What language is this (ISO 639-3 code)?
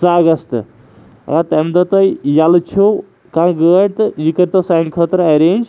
kas